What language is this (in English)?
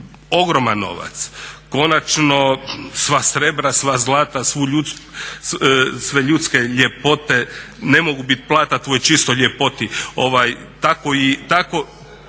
Croatian